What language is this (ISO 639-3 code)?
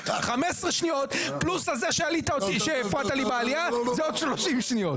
heb